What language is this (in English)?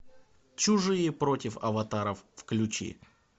Russian